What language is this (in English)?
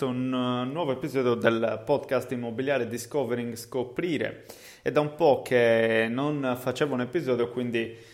Italian